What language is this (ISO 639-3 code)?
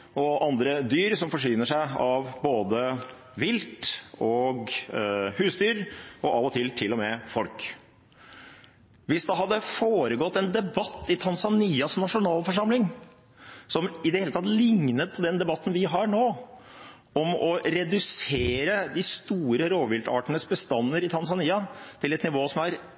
nob